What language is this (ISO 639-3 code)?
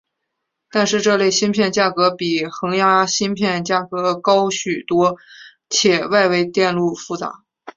zho